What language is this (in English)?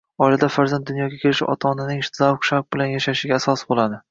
Uzbek